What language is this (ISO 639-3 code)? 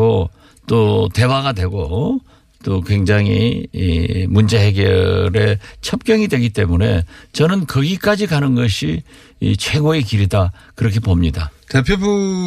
kor